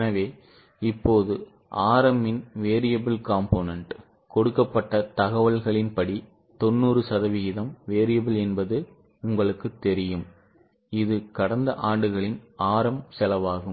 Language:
Tamil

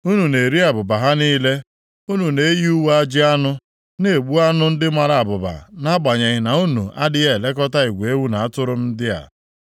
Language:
Igbo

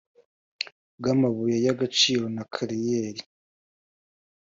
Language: Kinyarwanda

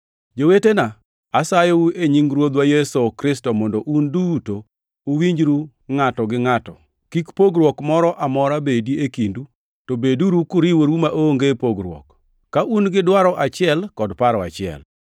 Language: Luo (Kenya and Tanzania)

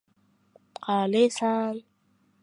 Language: Uzbek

